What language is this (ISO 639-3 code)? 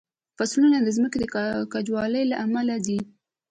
pus